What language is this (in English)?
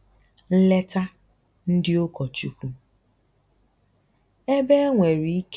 Igbo